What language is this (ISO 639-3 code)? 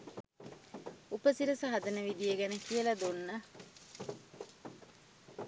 sin